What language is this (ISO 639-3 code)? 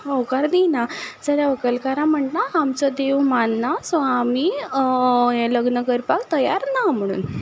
kok